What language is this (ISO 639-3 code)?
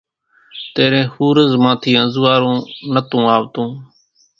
gjk